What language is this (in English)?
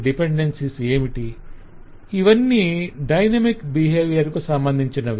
Telugu